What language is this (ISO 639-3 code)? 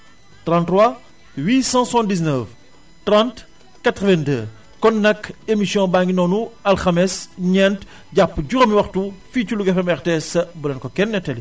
wol